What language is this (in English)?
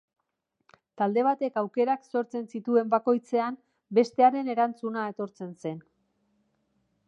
Basque